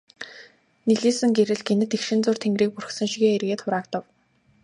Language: Mongolian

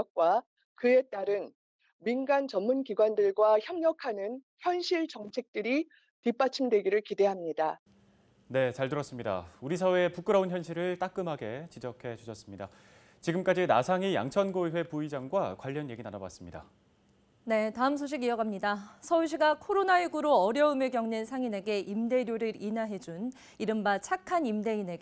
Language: Korean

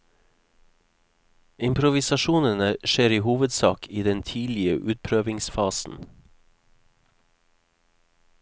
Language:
Norwegian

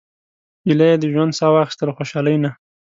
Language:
Pashto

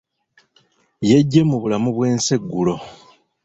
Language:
Ganda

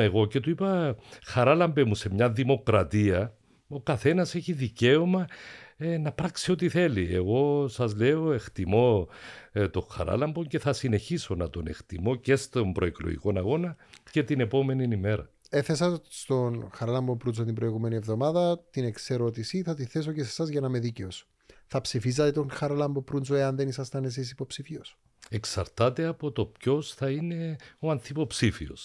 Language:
Greek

